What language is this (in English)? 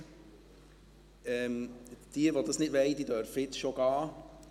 Swiss German